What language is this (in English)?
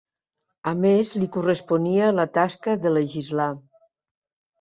Catalan